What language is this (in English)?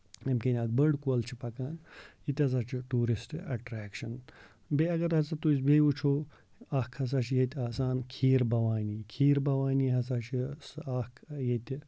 Kashmiri